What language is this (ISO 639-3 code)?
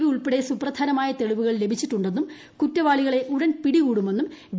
mal